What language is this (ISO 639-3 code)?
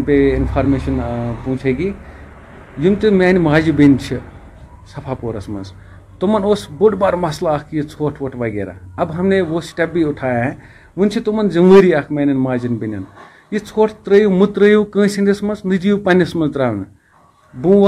urd